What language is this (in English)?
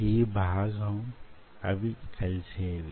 Telugu